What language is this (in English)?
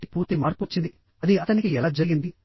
Telugu